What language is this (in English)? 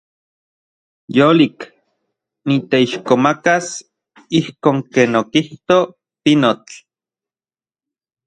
Central Puebla Nahuatl